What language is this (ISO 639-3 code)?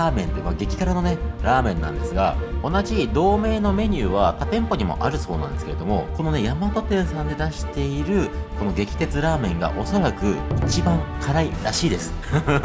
jpn